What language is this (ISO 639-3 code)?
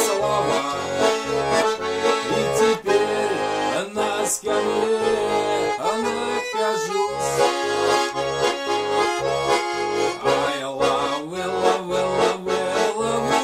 pol